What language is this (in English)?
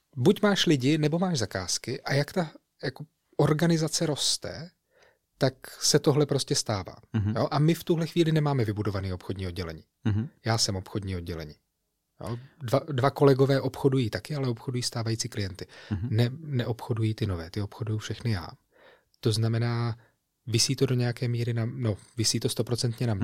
Czech